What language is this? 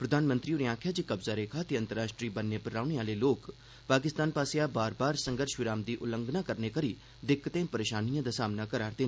Dogri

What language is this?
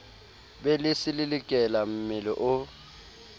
Southern Sotho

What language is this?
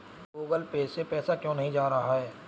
Hindi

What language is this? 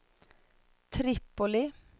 Swedish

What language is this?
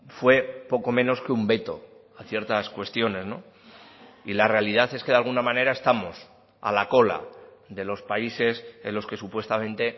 Spanish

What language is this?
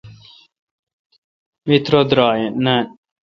Kalkoti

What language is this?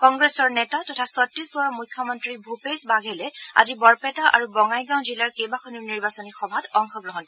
Assamese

